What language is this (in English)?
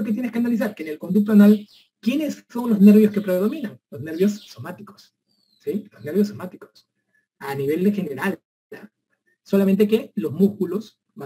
Spanish